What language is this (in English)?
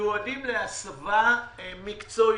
Hebrew